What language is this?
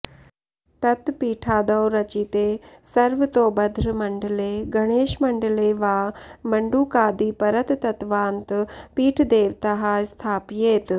Sanskrit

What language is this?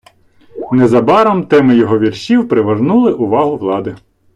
Ukrainian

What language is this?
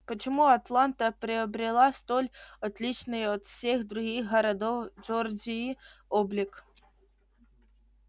Russian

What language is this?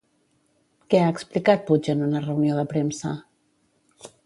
Catalan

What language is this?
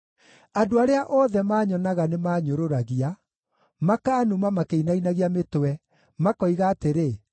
Kikuyu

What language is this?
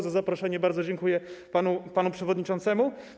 Polish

